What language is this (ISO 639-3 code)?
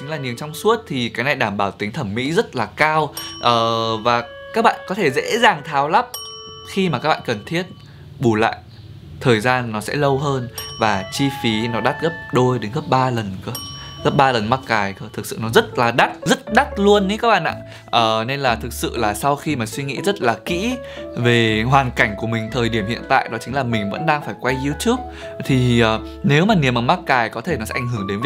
vie